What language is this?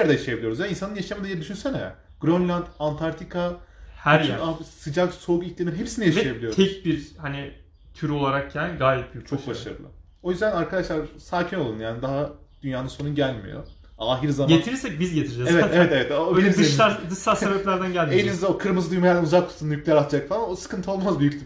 Turkish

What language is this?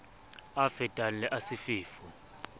Southern Sotho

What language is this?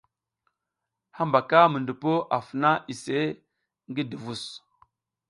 South Giziga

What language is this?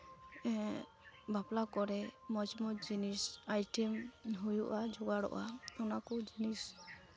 Santali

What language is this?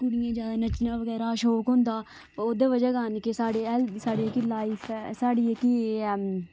Dogri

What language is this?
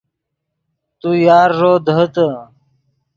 Yidgha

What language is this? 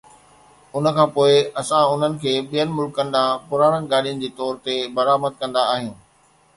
Sindhi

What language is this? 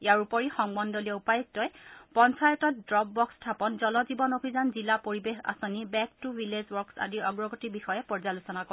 Assamese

